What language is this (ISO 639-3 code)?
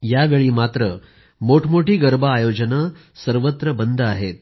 mar